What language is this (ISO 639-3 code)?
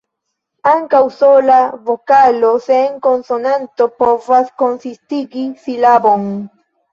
epo